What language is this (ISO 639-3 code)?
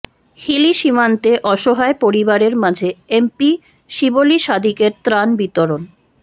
ben